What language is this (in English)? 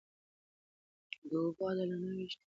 Pashto